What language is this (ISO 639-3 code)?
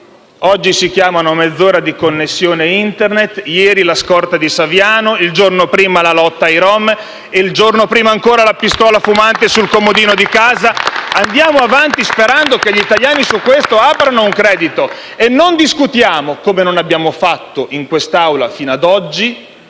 ita